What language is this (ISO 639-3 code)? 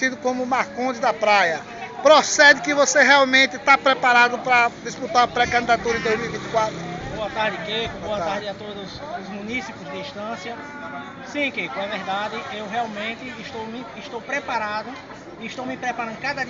por